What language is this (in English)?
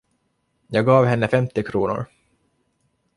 Swedish